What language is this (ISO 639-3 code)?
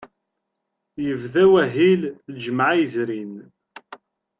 kab